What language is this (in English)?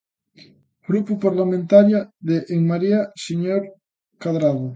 Galician